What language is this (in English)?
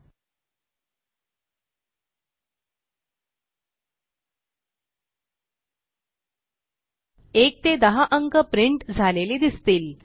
Marathi